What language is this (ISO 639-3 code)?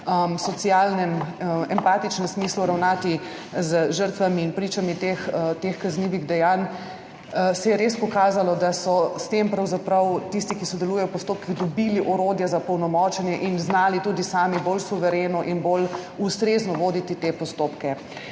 slv